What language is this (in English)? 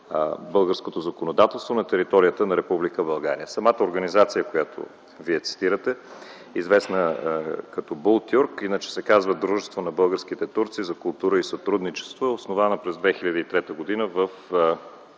Bulgarian